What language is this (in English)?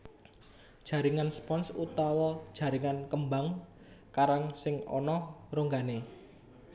Javanese